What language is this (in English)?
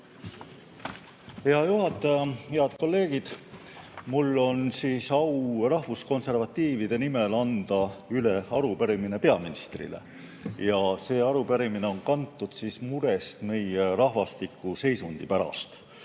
Estonian